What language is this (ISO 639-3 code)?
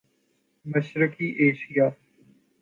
urd